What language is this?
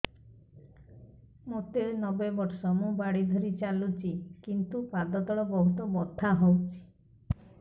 Odia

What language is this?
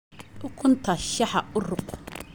Somali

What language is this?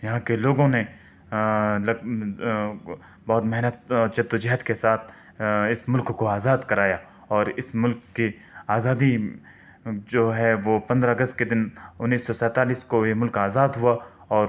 Urdu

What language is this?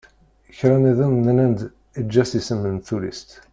Kabyle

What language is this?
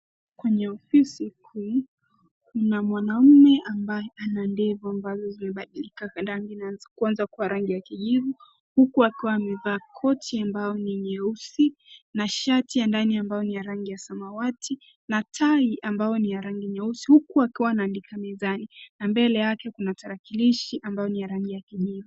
Swahili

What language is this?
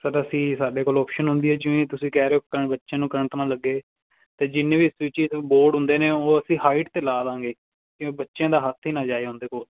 Punjabi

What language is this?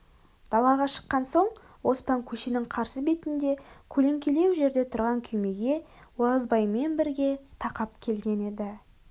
Kazakh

